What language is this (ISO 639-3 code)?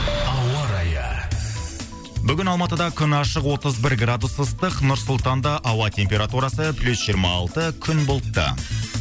kaz